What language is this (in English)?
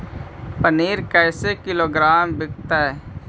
Magahi